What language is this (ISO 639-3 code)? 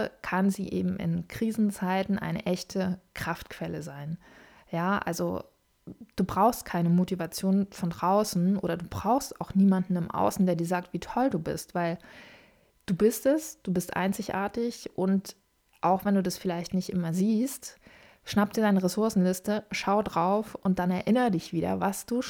deu